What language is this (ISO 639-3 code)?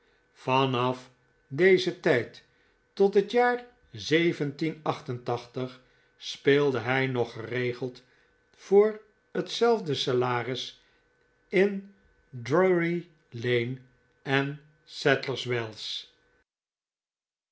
nld